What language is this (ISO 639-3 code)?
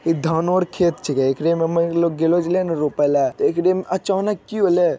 mag